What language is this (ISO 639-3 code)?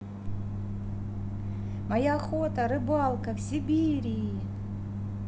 rus